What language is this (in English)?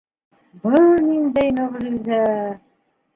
Bashkir